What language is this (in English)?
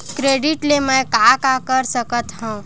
Chhattisgarhi